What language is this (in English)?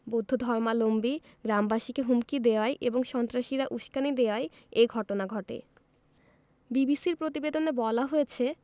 Bangla